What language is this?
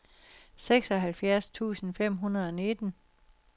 Danish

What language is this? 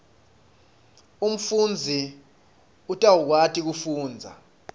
Swati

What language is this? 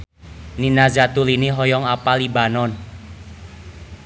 Sundanese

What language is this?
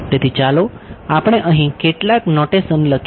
Gujarati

